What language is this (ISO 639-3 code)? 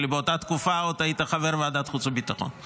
heb